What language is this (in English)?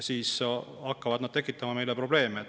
Estonian